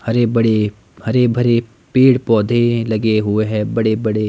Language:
Hindi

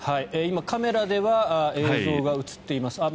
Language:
Japanese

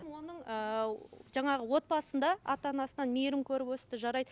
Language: Kazakh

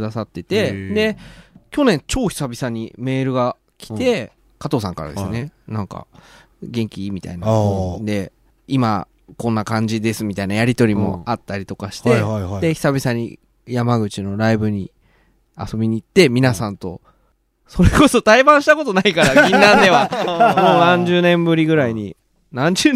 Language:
Japanese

